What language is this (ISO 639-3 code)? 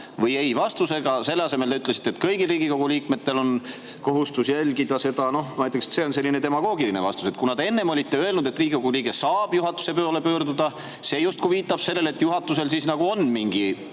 est